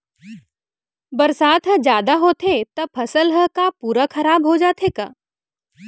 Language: Chhattisgarhi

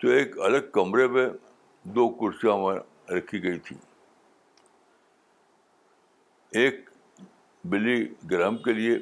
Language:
Urdu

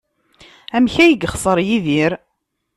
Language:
Kabyle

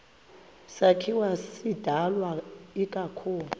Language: Xhosa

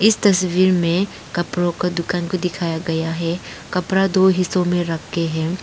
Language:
Hindi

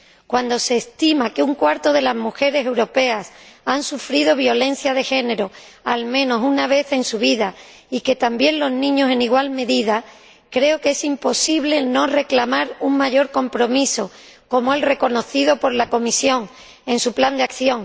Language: Spanish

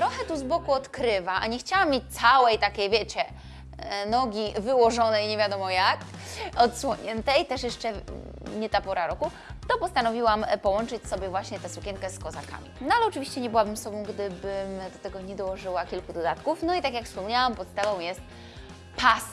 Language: Polish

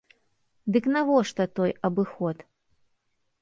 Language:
Belarusian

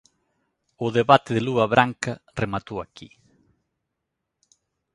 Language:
Galician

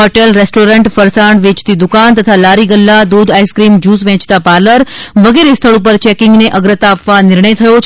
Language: Gujarati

